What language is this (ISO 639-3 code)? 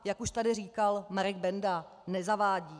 ces